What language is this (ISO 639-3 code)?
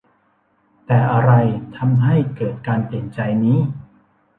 tha